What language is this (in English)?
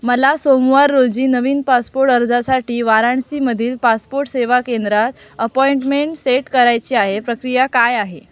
Marathi